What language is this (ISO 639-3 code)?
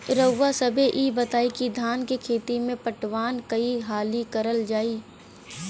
bho